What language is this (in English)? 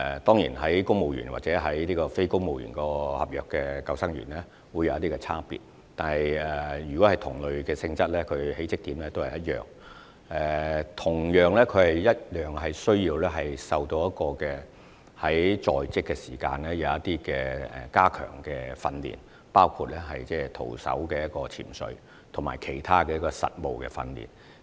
Cantonese